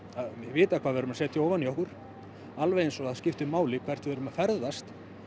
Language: Icelandic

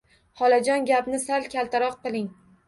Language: Uzbek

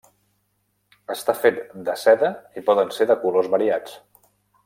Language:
Catalan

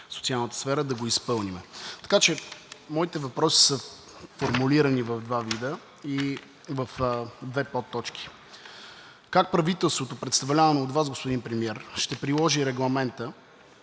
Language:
Bulgarian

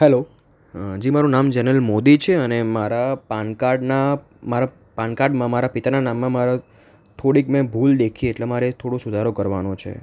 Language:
Gujarati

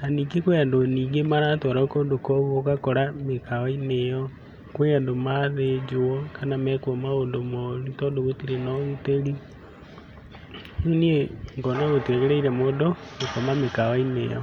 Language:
Kikuyu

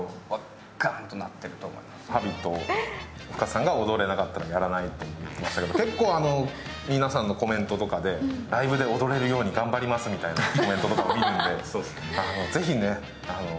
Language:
Japanese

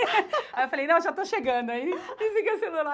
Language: Portuguese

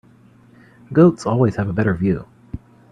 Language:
English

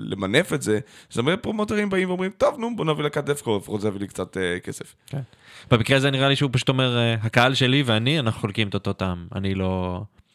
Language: Hebrew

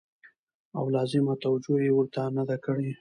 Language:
Pashto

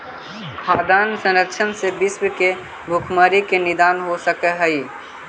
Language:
Magahi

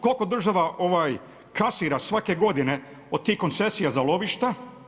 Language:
Croatian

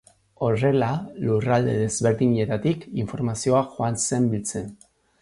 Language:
Basque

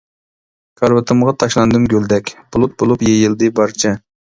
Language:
Uyghur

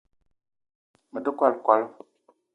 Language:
Eton (Cameroon)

